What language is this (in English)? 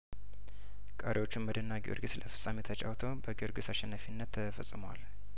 Amharic